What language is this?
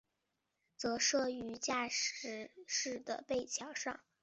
Chinese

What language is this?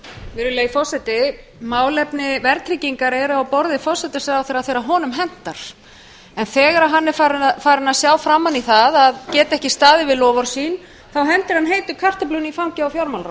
Icelandic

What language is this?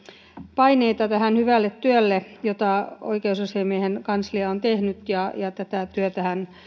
Finnish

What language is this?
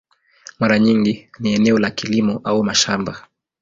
Swahili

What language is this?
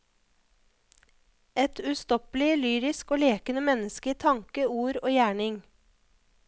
Norwegian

